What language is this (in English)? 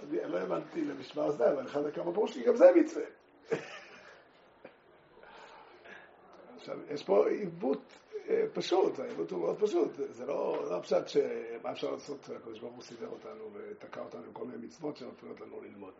Hebrew